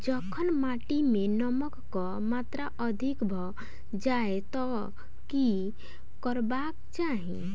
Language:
Maithili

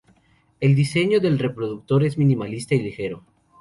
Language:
Spanish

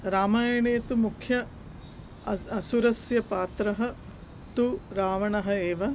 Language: Sanskrit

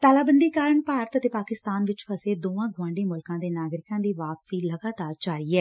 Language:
Punjabi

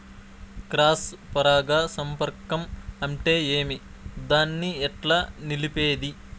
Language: Telugu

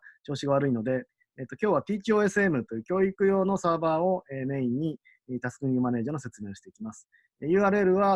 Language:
Japanese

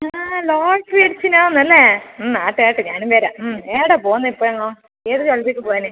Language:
Malayalam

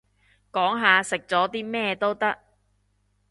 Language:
Cantonese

